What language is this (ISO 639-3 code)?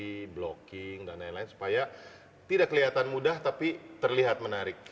ind